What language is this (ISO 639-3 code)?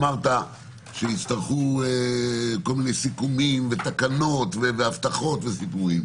heb